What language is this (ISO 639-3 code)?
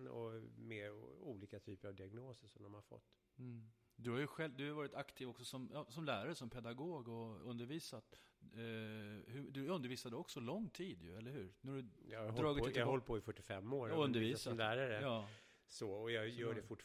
swe